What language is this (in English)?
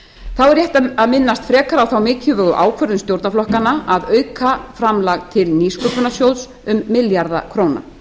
Icelandic